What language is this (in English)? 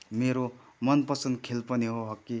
Nepali